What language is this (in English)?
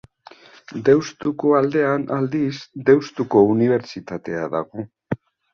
Basque